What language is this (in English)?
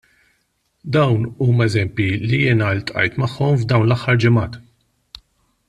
Maltese